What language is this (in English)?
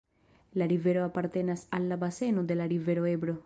Esperanto